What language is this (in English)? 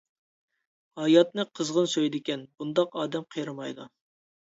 Uyghur